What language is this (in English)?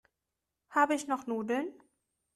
German